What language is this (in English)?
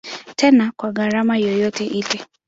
Swahili